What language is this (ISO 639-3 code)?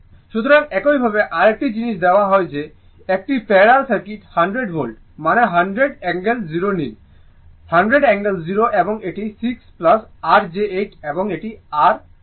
ben